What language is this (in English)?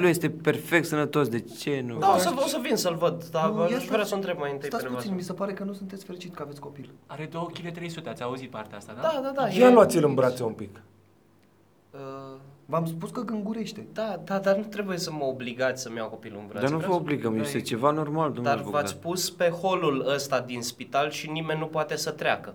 Romanian